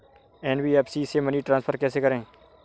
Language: Hindi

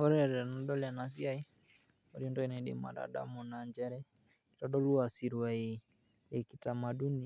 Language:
Masai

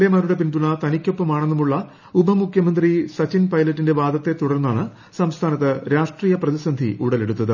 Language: Malayalam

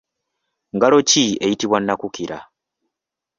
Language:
Ganda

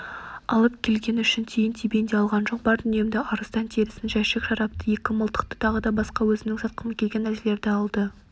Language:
Kazakh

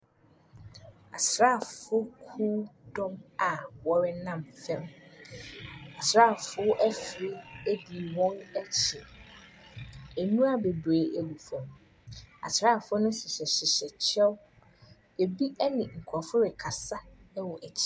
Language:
Akan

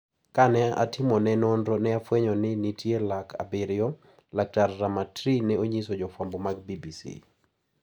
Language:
Luo (Kenya and Tanzania)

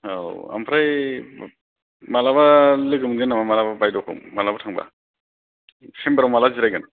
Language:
Bodo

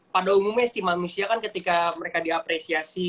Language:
Indonesian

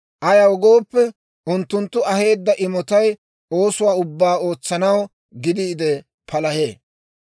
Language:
Dawro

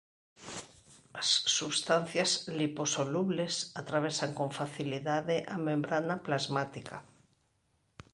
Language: Galician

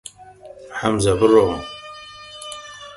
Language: Central Kurdish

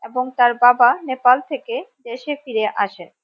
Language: Bangla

